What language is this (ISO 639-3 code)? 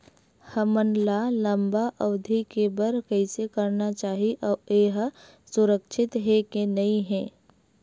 hne